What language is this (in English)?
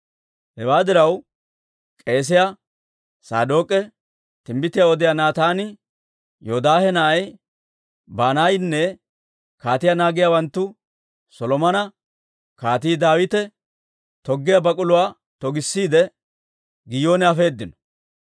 Dawro